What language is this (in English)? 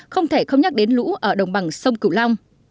Vietnamese